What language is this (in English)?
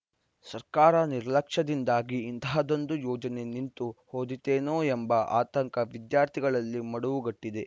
Kannada